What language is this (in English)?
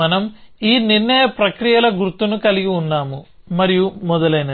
Telugu